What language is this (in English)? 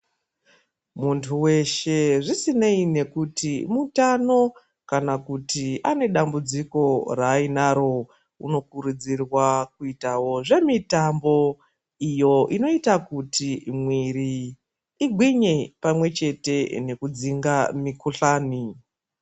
Ndau